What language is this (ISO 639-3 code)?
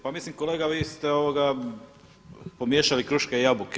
hrv